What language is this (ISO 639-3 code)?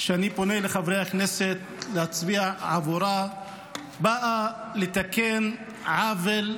heb